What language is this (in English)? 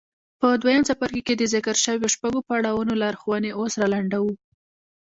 Pashto